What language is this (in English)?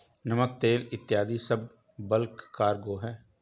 Hindi